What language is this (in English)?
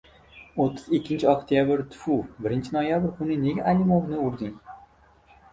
Uzbek